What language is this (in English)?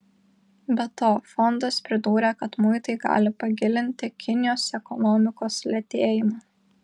Lithuanian